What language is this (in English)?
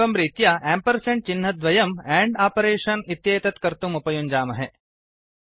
Sanskrit